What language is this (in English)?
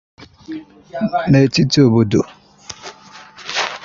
Igbo